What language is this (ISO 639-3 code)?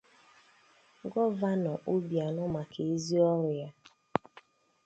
ibo